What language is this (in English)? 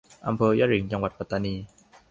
Thai